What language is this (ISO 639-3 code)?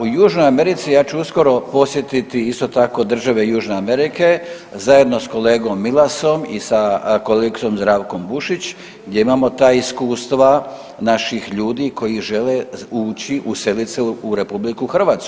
hrv